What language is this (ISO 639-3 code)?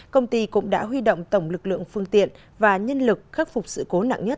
vie